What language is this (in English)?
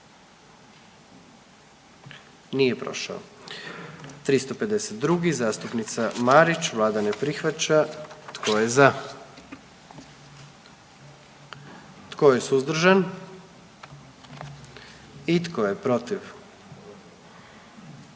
Croatian